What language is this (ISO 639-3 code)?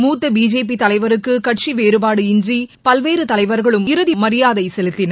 tam